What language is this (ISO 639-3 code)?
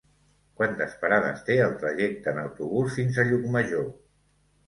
cat